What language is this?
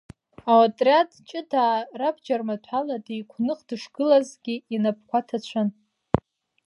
Abkhazian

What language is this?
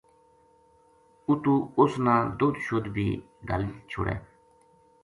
Gujari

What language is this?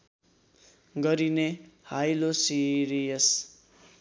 Nepali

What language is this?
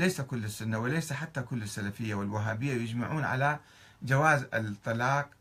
Arabic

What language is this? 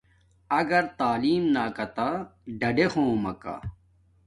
Domaaki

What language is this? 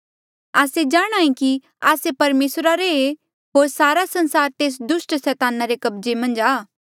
Mandeali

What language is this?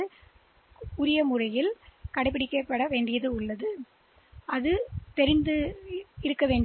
Tamil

